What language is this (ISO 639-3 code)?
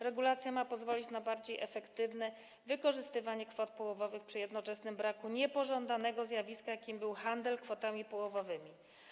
pol